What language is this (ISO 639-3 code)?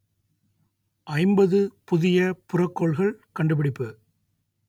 tam